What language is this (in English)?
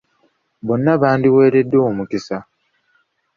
Ganda